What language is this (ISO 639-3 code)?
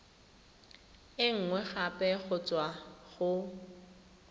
tsn